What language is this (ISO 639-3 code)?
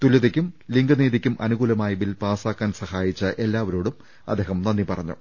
mal